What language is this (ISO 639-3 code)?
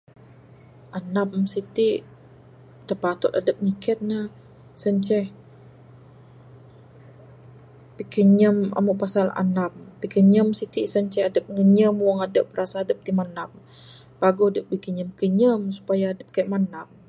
sdo